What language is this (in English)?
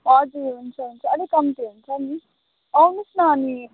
Nepali